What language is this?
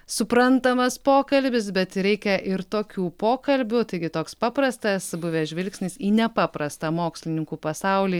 Lithuanian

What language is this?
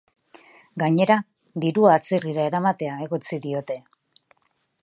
Basque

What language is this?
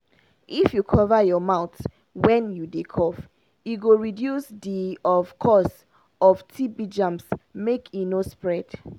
Nigerian Pidgin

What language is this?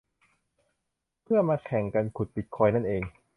Thai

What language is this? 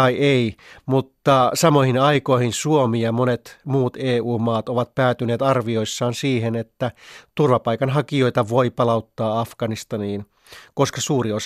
Finnish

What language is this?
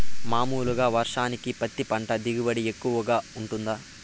Telugu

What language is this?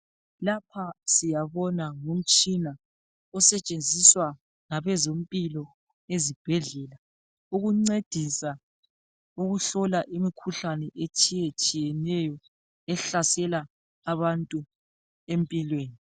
North Ndebele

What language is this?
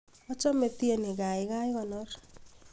Kalenjin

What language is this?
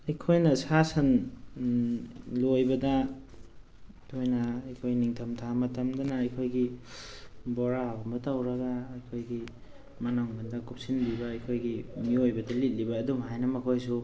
Manipuri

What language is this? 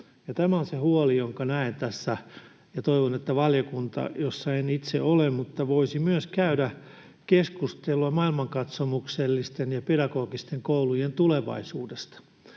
Finnish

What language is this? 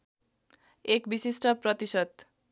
Nepali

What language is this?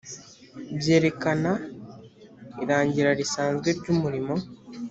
Kinyarwanda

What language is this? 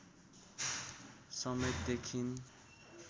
Nepali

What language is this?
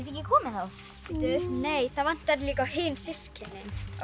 Icelandic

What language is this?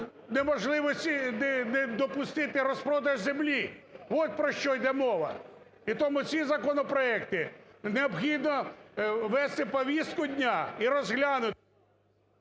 Ukrainian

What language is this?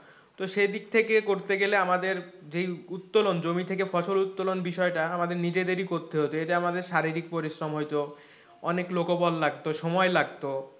Bangla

